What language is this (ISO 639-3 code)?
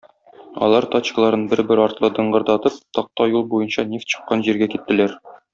tat